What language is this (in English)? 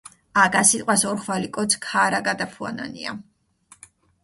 Mingrelian